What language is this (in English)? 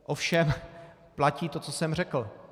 Czech